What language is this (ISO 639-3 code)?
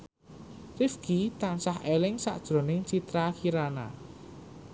jav